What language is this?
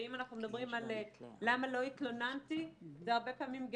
Hebrew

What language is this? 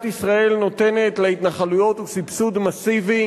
Hebrew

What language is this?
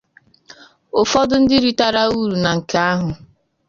Igbo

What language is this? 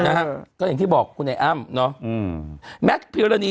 Thai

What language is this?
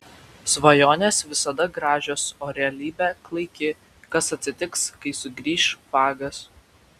Lithuanian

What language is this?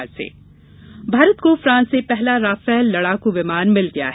Hindi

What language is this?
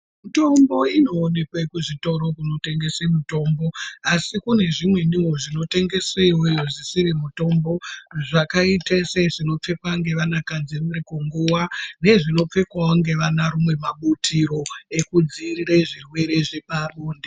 Ndau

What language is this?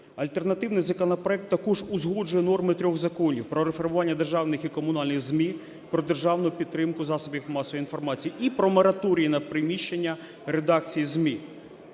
Ukrainian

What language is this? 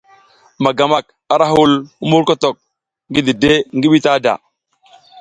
South Giziga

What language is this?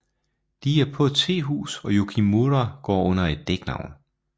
Danish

